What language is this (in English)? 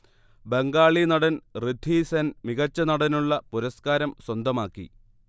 Malayalam